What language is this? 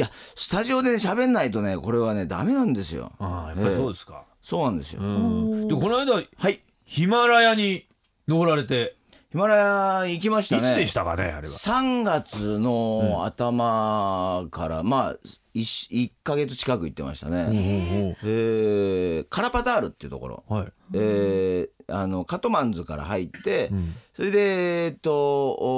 Japanese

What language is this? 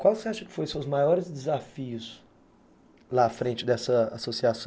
Portuguese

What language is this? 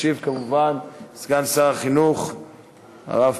Hebrew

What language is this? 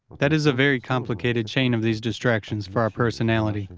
English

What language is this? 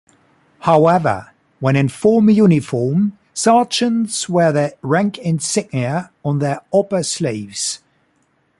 English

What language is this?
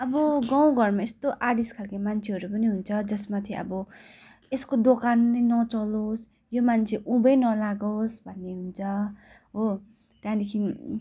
Nepali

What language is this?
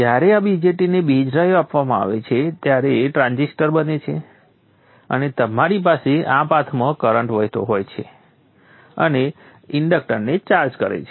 Gujarati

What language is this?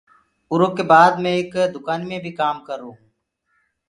Gurgula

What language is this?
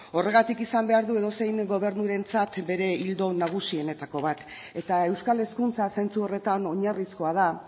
Basque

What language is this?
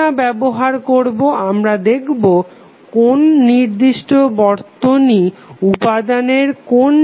Bangla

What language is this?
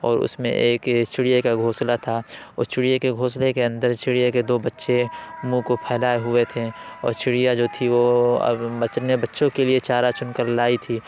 Urdu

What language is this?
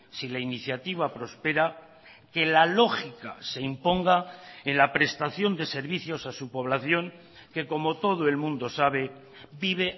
Spanish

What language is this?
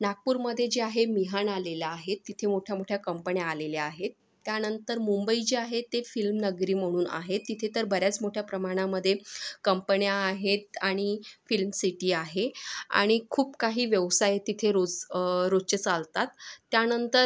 Marathi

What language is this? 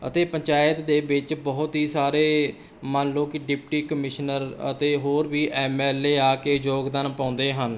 Punjabi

